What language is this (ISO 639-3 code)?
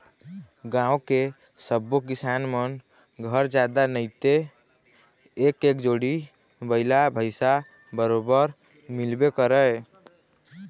hne